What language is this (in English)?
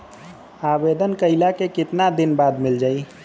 Bhojpuri